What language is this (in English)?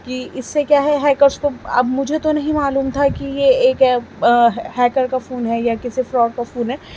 Urdu